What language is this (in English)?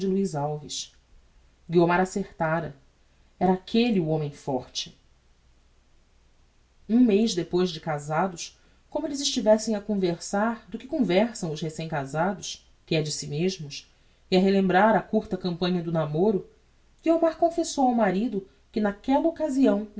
Portuguese